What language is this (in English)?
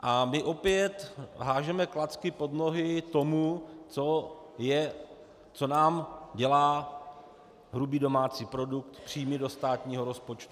Czech